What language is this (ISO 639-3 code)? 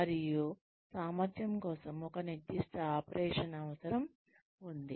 tel